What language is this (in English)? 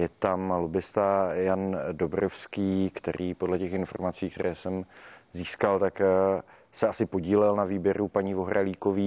Czech